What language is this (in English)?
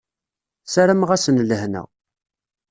Kabyle